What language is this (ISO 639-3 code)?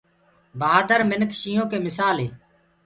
ggg